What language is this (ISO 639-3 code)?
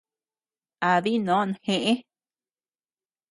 cux